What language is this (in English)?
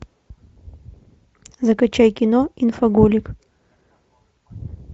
Russian